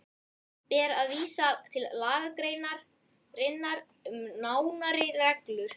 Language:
Icelandic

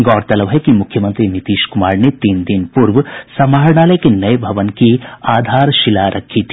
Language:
Hindi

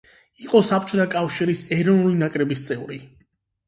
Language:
Georgian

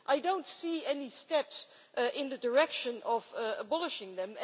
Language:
English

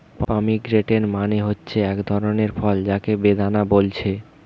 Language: Bangla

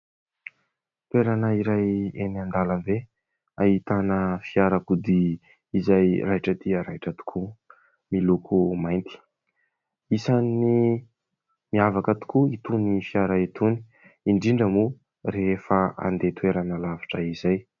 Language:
Malagasy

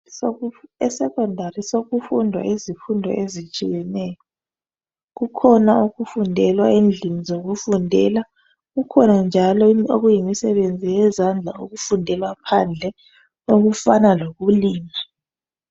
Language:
North Ndebele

